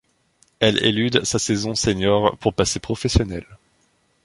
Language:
French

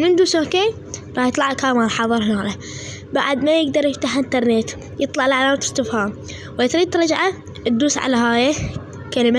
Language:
Arabic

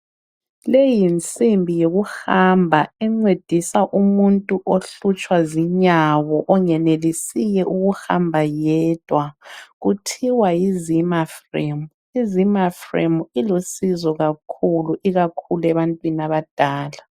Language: North Ndebele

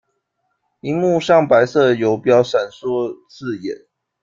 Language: Chinese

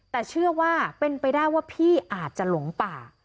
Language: Thai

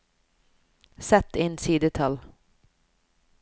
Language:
Norwegian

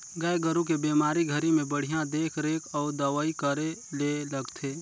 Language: Chhattisgarhi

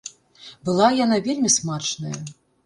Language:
Belarusian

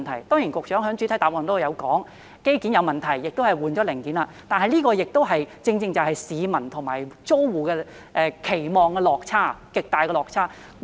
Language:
Cantonese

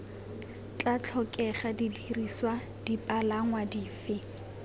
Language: Tswana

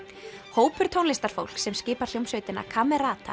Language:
Icelandic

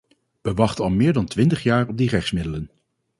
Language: Dutch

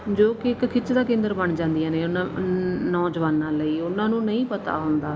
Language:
Punjabi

